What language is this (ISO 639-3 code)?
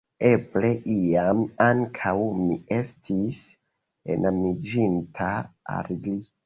epo